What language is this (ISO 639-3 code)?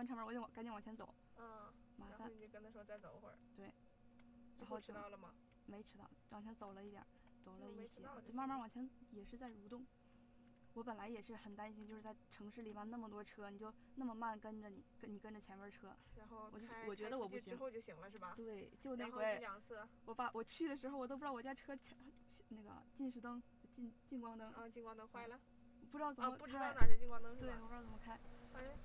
zho